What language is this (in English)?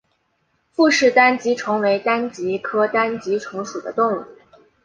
Chinese